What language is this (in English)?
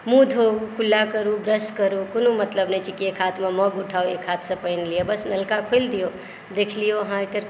Maithili